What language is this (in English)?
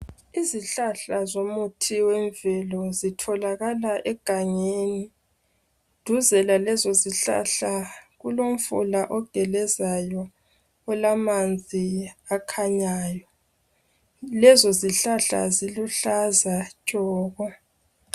North Ndebele